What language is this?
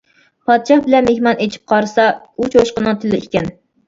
Uyghur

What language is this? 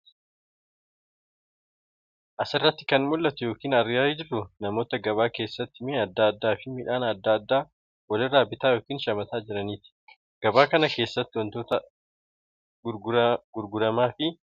Oromo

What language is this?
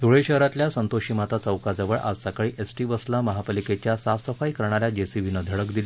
Marathi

